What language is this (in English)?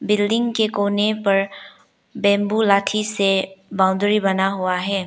Hindi